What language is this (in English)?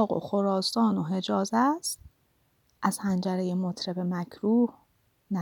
Persian